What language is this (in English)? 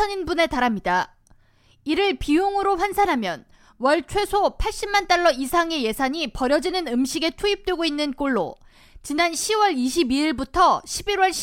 Korean